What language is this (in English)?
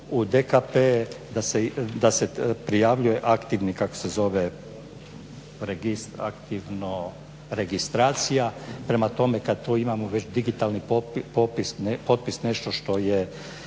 Croatian